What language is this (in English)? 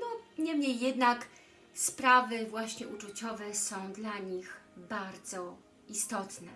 Polish